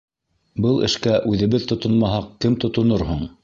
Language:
Bashkir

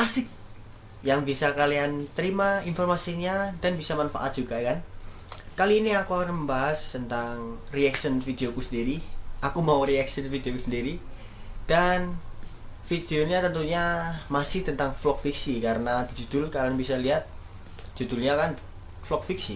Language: Indonesian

